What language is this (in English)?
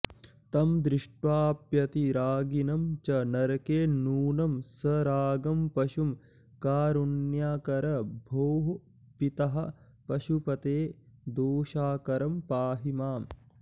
Sanskrit